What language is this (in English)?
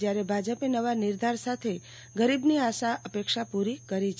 Gujarati